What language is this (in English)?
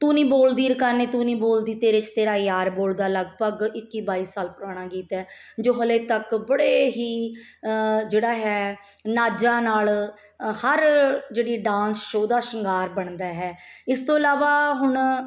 Punjabi